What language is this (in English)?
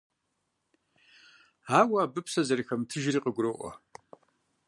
Kabardian